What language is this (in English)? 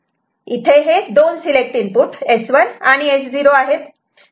Marathi